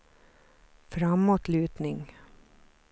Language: Swedish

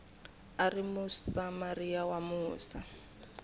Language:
Tsonga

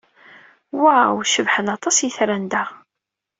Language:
Kabyle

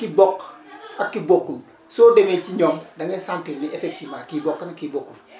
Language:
Wolof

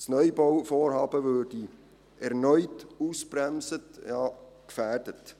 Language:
Swiss German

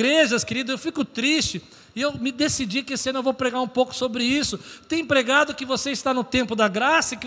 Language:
Portuguese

